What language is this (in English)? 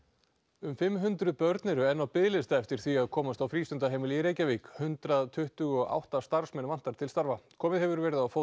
Icelandic